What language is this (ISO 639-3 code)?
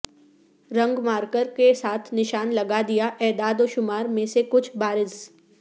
urd